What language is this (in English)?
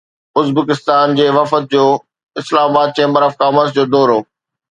Sindhi